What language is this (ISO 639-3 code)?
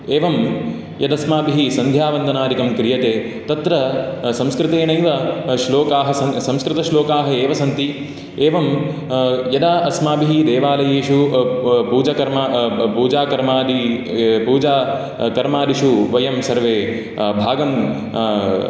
san